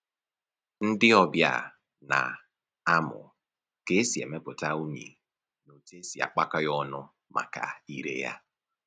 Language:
Igbo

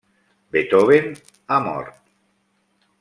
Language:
Catalan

